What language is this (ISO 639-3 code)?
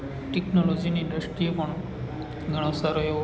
guj